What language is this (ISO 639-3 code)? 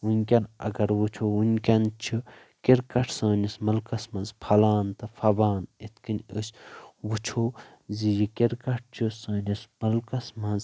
kas